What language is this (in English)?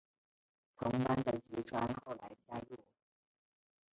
Chinese